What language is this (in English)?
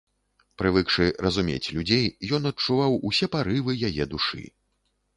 Belarusian